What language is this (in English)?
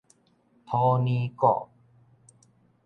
Min Nan Chinese